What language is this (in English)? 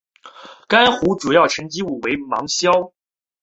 Chinese